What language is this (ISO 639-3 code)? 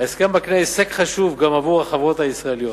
heb